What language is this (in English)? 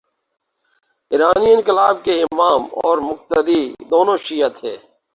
Urdu